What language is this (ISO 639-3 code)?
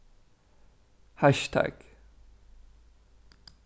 fao